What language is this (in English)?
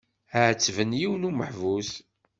Kabyle